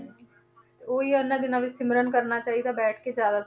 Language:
Punjabi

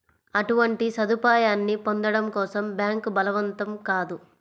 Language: Telugu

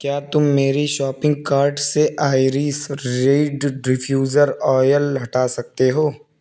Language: Urdu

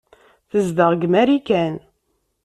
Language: Kabyle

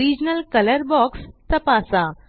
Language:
Marathi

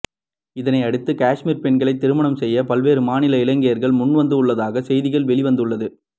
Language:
Tamil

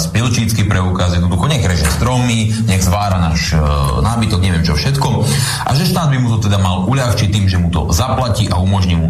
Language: Slovak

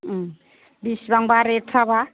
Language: Bodo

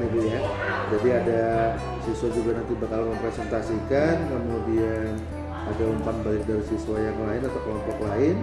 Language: Indonesian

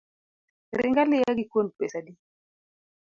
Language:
Luo (Kenya and Tanzania)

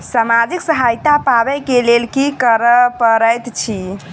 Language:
Maithili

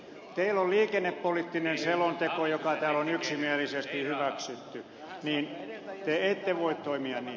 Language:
Finnish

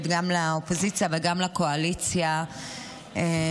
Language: Hebrew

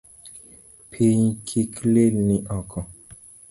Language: Luo (Kenya and Tanzania)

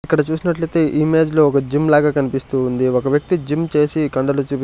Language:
Telugu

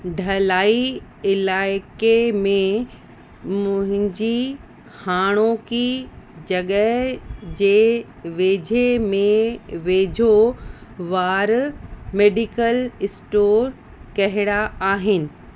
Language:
Sindhi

